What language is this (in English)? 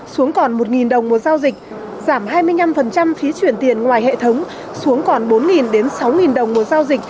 Vietnamese